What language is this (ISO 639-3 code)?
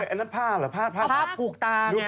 tha